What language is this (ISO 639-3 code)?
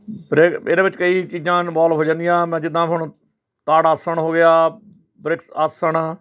pan